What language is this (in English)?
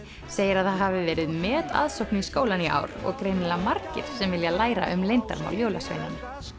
Icelandic